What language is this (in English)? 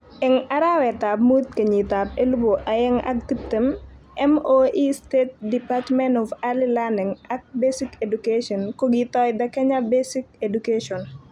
Kalenjin